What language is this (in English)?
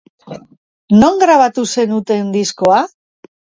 Basque